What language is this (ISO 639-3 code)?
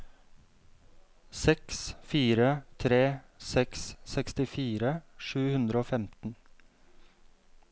nor